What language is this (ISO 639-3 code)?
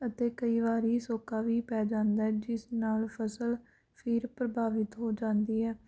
pan